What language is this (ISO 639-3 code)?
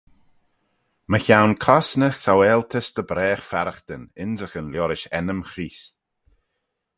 glv